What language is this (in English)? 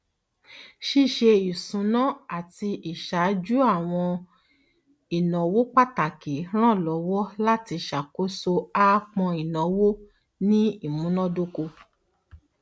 Yoruba